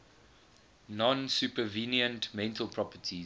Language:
English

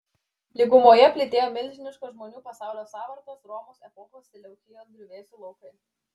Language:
Lithuanian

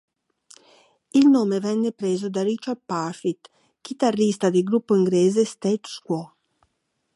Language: Italian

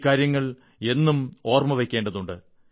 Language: Malayalam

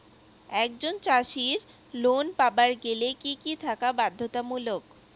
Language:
Bangla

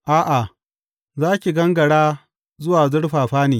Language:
Hausa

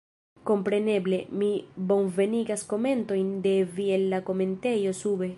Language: Esperanto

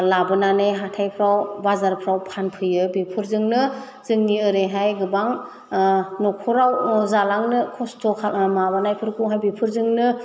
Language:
Bodo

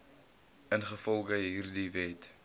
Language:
Afrikaans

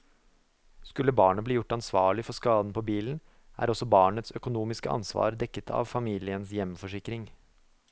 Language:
Norwegian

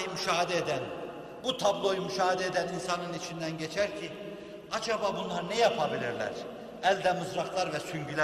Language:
Turkish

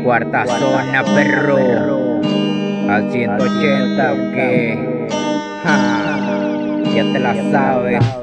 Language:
Spanish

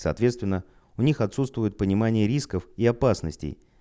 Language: Russian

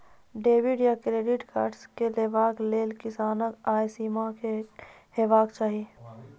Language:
Maithili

